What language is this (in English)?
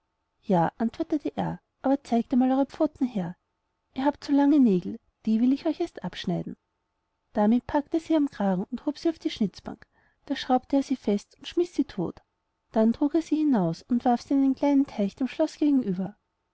German